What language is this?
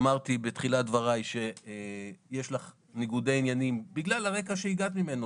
Hebrew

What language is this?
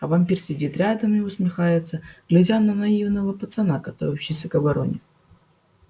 Russian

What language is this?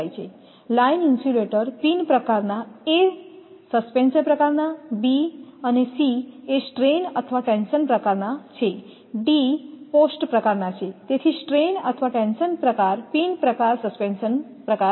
Gujarati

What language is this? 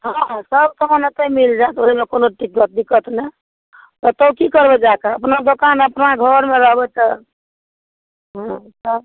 Maithili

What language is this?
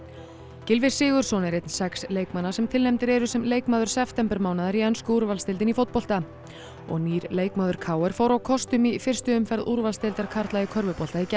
Icelandic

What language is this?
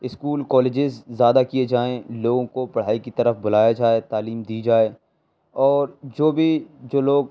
Urdu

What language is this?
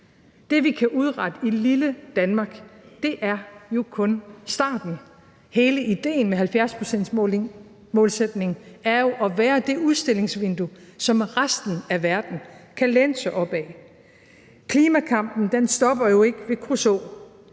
Danish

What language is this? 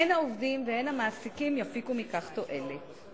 Hebrew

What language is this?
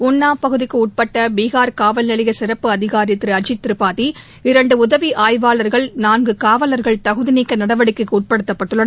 Tamil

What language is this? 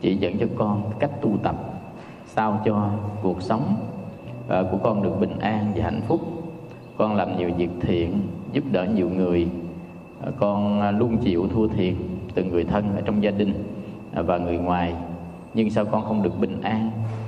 Vietnamese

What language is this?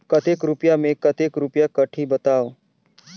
Chhattisgarhi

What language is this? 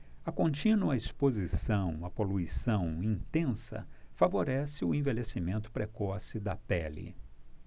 Portuguese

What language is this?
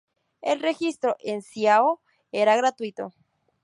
Spanish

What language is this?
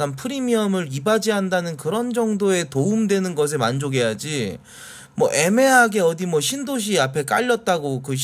Korean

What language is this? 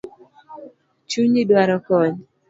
Luo (Kenya and Tanzania)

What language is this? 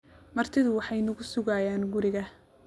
Somali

